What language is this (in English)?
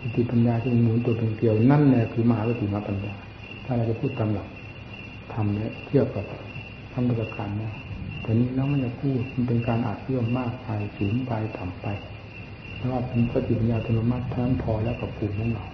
Thai